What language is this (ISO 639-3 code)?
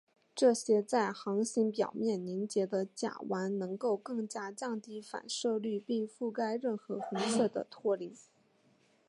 zho